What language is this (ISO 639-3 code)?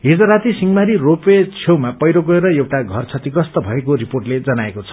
nep